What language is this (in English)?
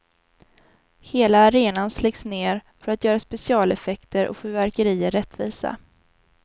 Swedish